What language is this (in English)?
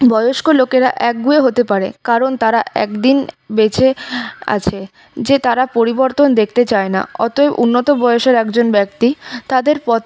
Bangla